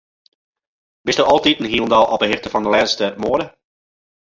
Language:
Western Frisian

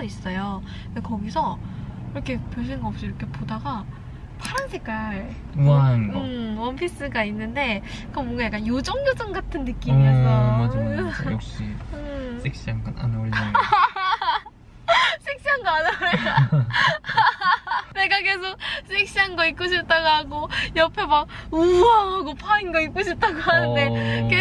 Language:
Korean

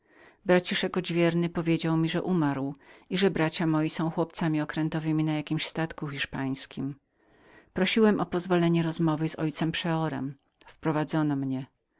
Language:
Polish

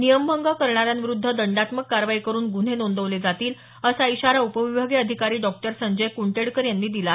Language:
Marathi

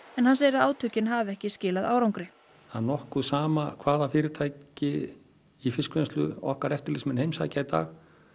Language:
Icelandic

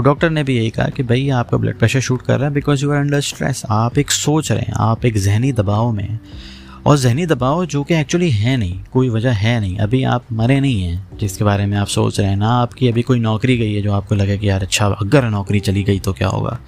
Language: Urdu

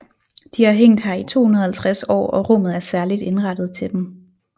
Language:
Danish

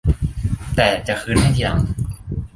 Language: Thai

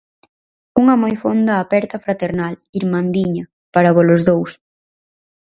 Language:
Galician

